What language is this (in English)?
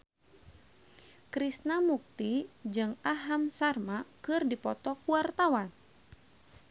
Sundanese